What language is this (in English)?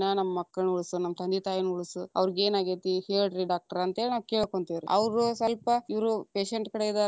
Kannada